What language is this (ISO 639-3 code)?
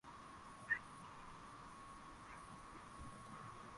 swa